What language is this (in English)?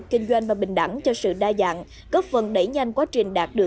Vietnamese